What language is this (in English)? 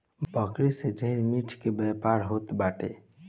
Bhojpuri